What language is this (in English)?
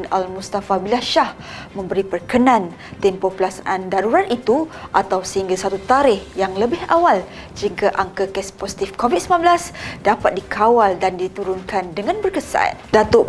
Malay